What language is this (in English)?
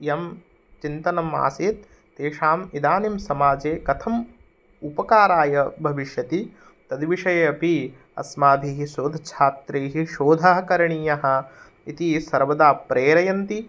Sanskrit